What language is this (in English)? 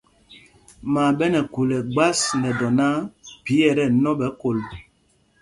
Mpumpong